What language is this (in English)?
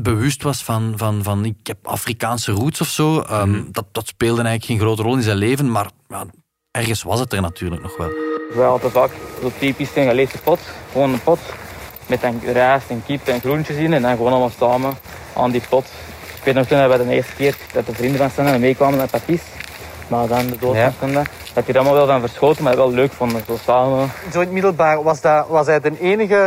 Dutch